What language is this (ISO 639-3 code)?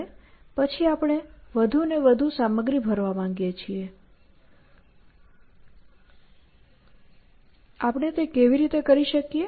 guj